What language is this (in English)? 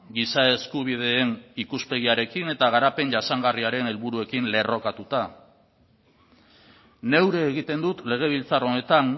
Basque